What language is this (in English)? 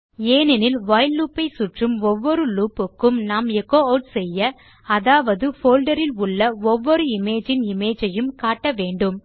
Tamil